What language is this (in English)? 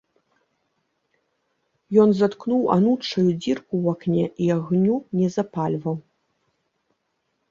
Belarusian